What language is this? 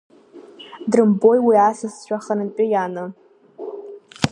Abkhazian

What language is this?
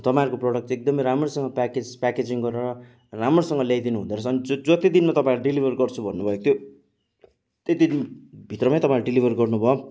Nepali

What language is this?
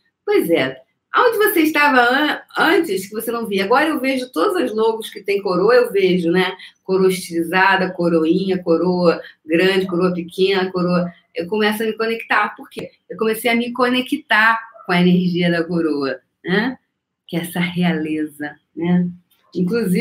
Portuguese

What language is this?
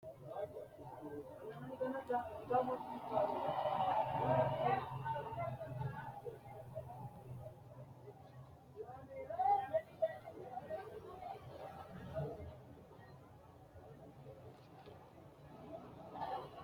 Sidamo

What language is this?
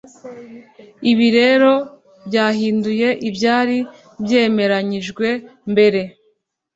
Kinyarwanda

